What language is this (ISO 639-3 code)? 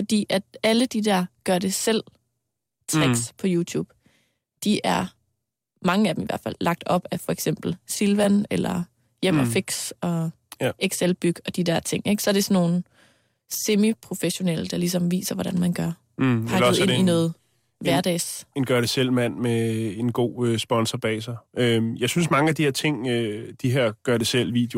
dan